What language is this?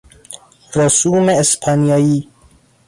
Persian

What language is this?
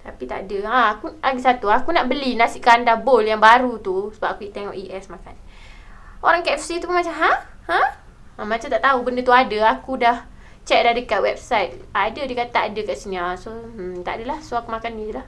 Malay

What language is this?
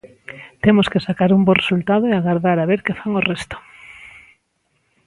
Galician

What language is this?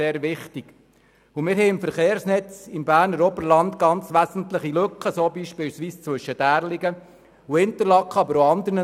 Swiss German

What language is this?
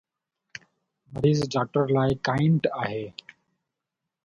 Sindhi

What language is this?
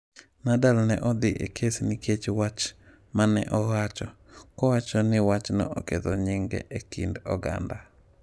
Luo (Kenya and Tanzania)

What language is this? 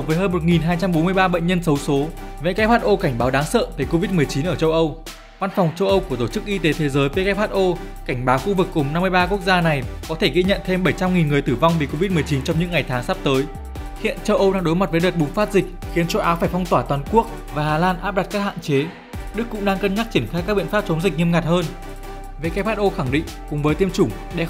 Vietnamese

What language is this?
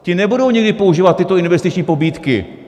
Czech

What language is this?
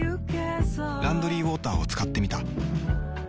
Japanese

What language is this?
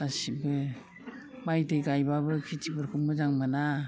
Bodo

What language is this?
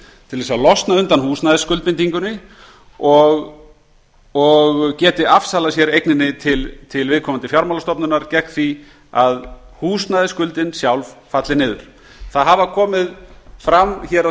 Icelandic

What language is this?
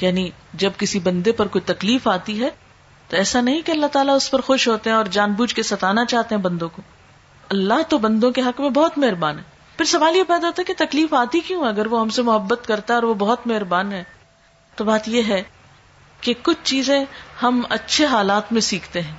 Urdu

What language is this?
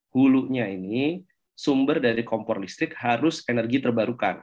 Indonesian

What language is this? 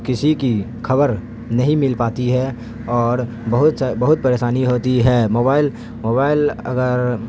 Urdu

